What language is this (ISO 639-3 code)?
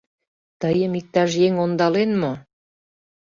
chm